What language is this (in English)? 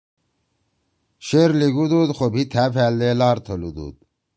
Torwali